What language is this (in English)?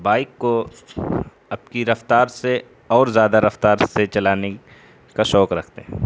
Urdu